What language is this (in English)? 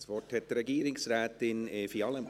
Swiss German